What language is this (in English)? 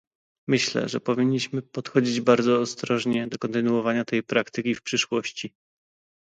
Polish